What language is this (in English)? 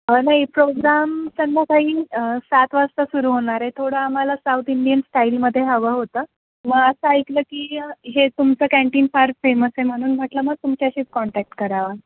Marathi